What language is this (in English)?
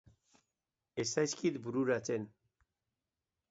Basque